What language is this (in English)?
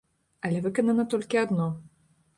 Belarusian